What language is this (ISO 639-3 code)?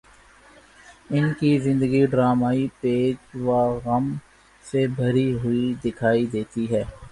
urd